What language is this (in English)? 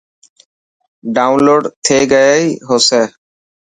Dhatki